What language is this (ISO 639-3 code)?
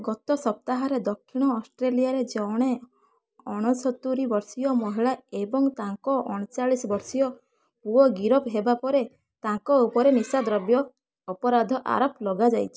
ori